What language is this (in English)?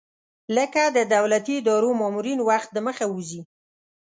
Pashto